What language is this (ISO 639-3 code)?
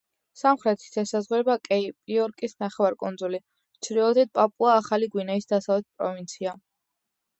kat